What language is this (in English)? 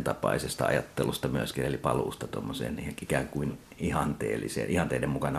Finnish